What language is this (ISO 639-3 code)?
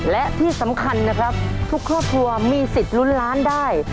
tha